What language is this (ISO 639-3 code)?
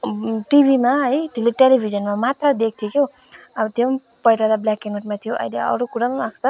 nep